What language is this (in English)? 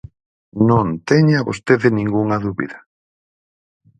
Galician